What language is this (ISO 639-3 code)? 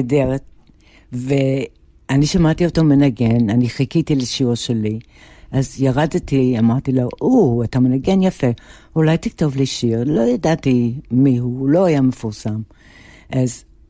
heb